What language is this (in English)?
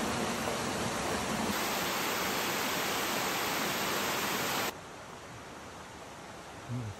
Korean